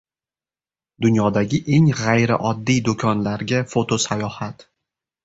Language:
Uzbek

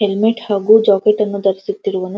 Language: Kannada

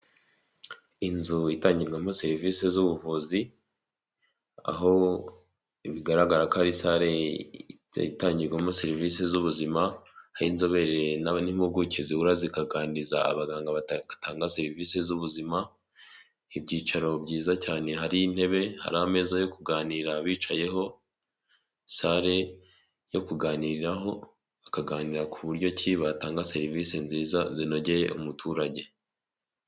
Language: Kinyarwanda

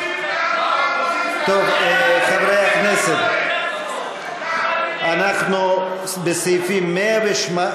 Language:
Hebrew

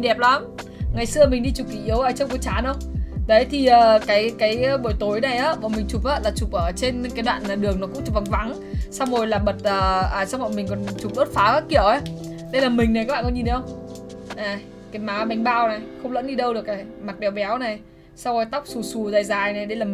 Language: Vietnamese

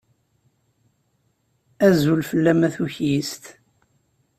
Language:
Kabyle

